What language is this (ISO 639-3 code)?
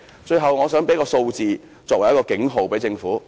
yue